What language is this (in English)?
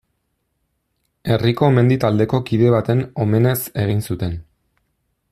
Basque